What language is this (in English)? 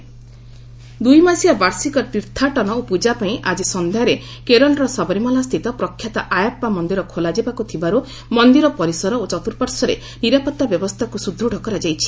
Odia